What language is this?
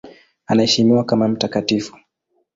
Swahili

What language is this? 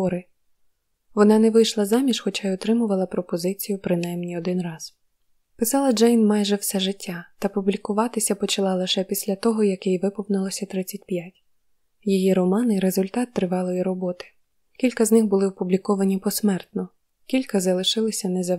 Ukrainian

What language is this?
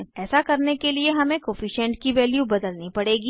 Hindi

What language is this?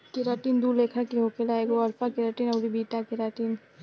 Bhojpuri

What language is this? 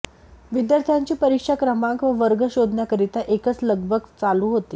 Marathi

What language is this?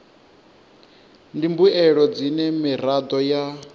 Venda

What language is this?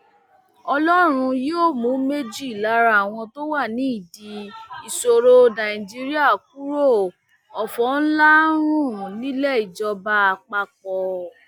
Yoruba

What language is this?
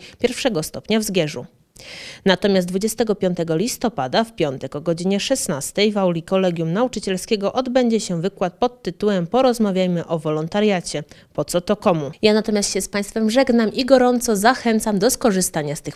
Polish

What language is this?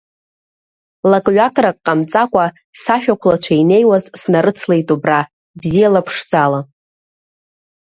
Abkhazian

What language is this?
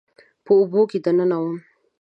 Pashto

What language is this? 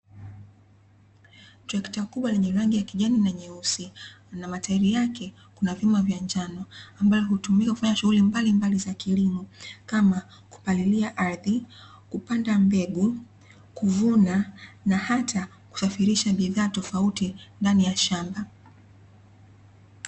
Swahili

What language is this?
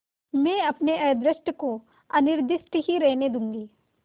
Hindi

